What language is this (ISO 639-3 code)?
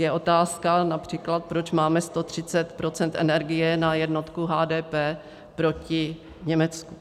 ces